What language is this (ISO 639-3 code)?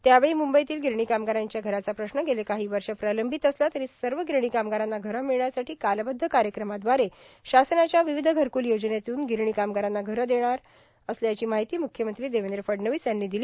mar